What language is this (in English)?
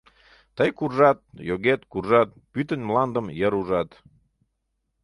Mari